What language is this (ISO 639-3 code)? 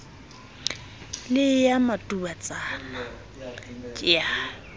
sot